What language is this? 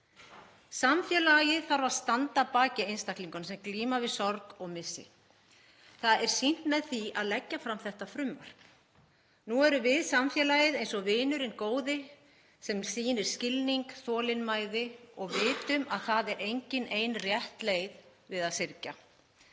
Icelandic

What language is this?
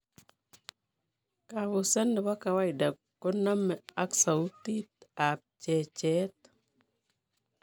Kalenjin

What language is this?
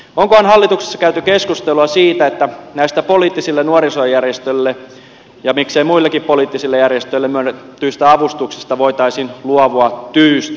Finnish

